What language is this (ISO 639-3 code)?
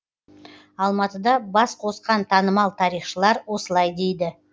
kaz